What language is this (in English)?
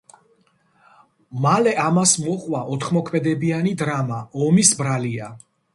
Georgian